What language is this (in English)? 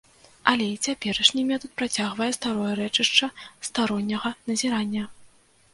Belarusian